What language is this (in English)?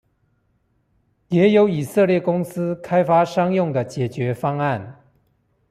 Chinese